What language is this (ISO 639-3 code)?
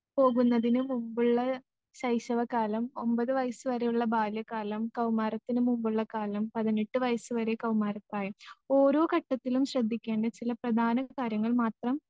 mal